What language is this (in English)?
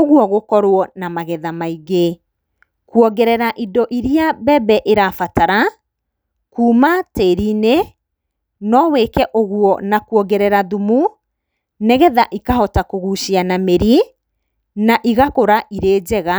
Kikuyu